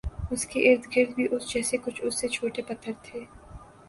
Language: Urdu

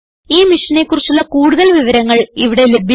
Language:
Malayalam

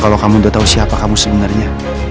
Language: Indonesian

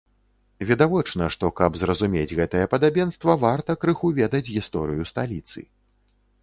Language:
Belarusian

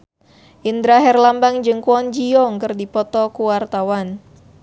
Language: Sundanese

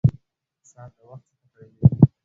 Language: Pashto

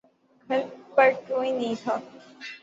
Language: Urdu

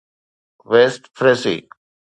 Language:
Sindhi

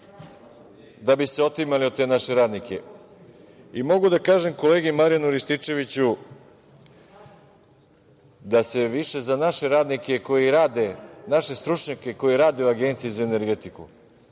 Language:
Serbian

